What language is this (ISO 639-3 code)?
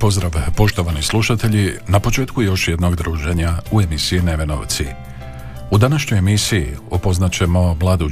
hrv